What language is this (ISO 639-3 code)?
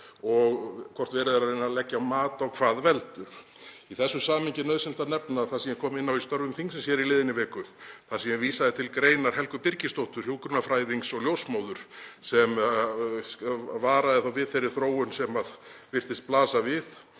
isl